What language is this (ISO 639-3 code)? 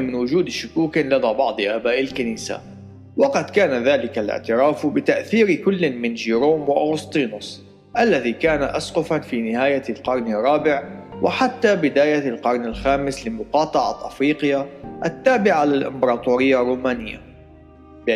ara